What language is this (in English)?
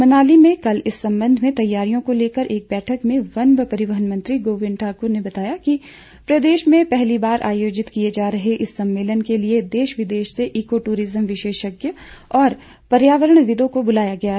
Hindi